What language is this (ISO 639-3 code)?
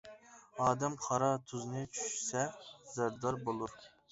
uig